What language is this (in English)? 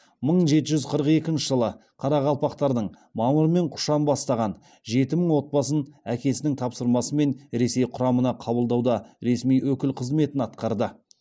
Kazakh